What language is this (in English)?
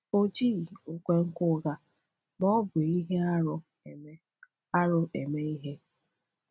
Igbo